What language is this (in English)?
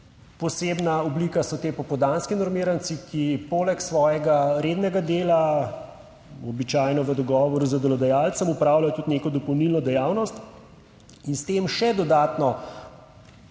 Slovenian